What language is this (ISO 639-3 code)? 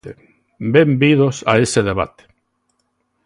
glg